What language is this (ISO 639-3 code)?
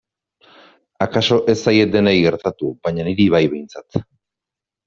eus